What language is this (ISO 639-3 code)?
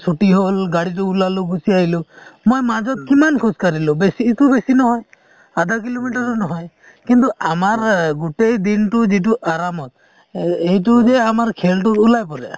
asm